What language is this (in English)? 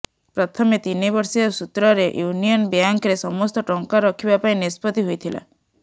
Odia